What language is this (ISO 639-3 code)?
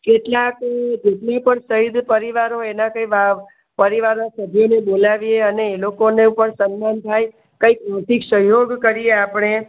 guj